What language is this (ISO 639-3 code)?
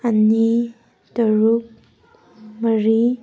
mni